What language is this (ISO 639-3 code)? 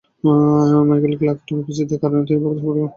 ben